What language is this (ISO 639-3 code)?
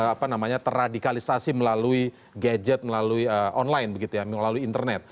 ind